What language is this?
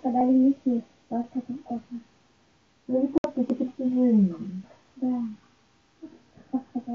Russian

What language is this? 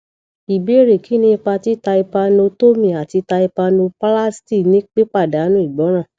Yoruba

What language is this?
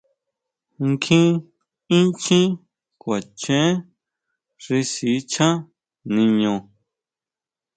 Huautla Mazatec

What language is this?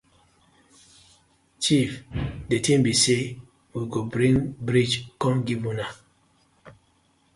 Nigerian Pidgin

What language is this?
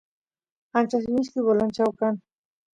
Santiago del Estero Quichua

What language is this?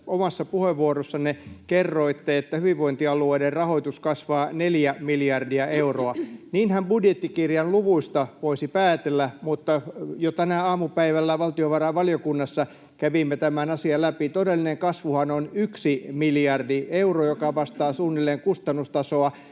Finnish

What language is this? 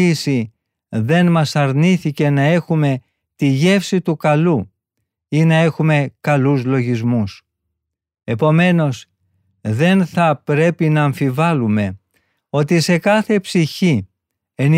Greek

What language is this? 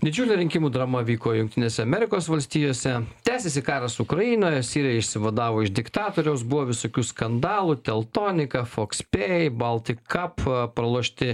Lithuanian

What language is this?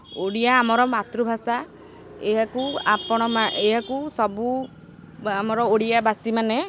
Odia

